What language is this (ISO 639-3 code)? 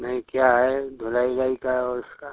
hin